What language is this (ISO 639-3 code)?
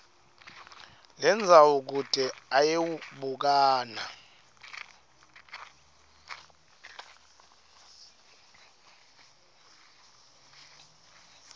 ssw